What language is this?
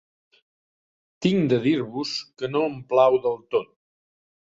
Catalan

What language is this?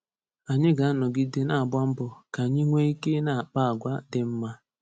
Igbo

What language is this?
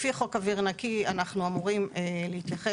Hebrew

